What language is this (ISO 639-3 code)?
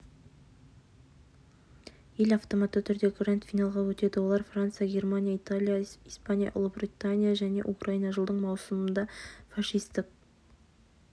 kaz